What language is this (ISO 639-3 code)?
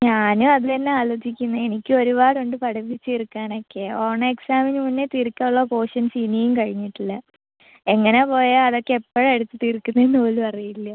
mal